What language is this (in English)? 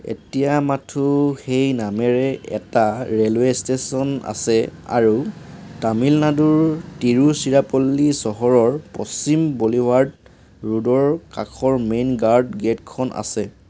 Assamese